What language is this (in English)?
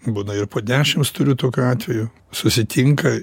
Lithuanian